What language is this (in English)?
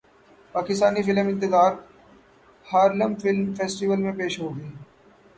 Urdu